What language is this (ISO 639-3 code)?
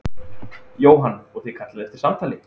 isl